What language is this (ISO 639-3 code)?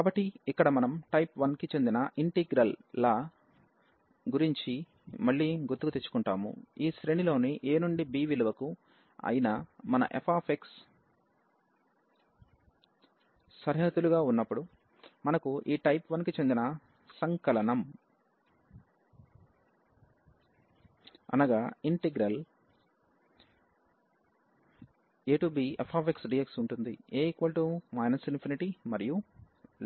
tel